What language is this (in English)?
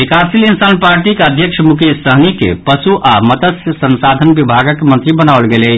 Maithili